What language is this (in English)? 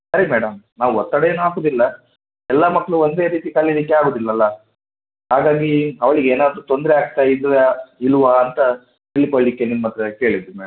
Kannada